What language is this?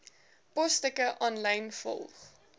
Afrikaans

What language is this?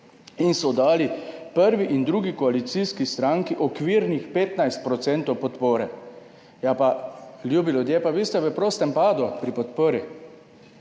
Slovenian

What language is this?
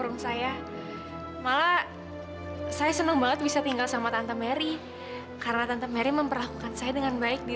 Indonesian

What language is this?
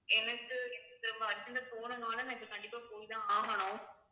Tamil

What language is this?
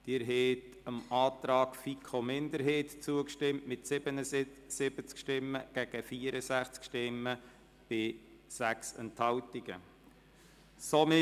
Swiss German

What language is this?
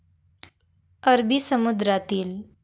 Marathi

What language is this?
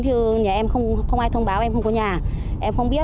Vietnamese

